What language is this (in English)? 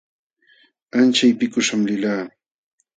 Jauja Wanca Quechua